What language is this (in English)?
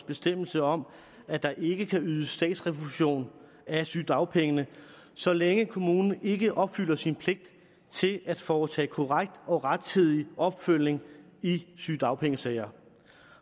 Danish